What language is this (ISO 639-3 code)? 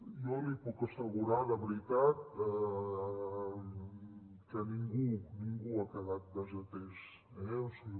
cat